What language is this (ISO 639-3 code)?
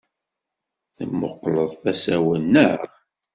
kab